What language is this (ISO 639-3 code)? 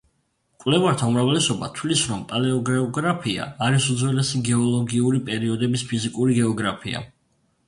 kat